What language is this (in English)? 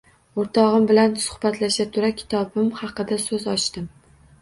Uzbek